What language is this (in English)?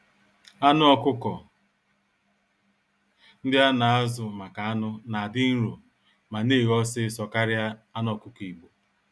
Igbo